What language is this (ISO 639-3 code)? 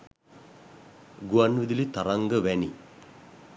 sin